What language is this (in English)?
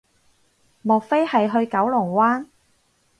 Cantonese